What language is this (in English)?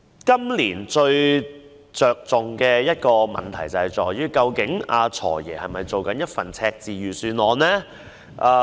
Cantonese